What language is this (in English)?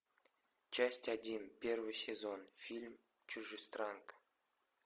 Russian